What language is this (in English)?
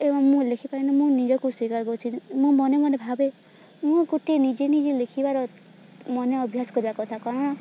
Odia